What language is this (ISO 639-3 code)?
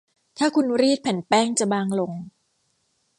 tha